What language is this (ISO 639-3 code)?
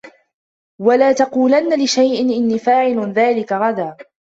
ara